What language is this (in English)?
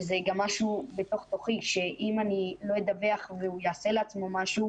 Hebrew